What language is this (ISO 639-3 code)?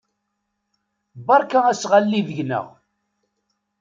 kab